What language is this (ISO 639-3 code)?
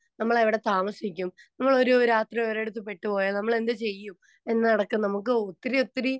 mal